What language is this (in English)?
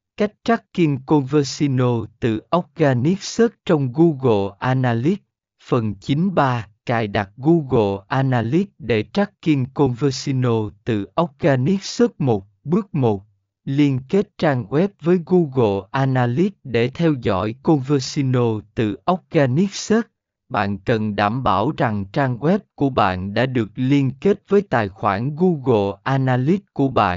Vietnamese